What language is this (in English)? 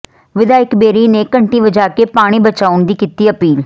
Punjabi